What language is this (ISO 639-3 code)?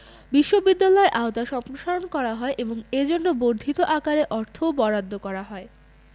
ben